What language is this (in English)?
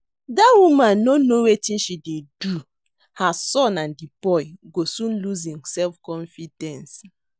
Nigerian Pidgin